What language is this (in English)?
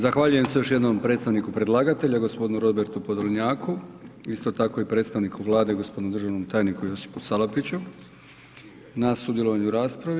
Croatian